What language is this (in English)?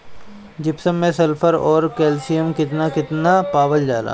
Bhojpuri